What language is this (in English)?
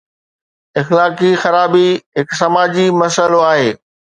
Sindhi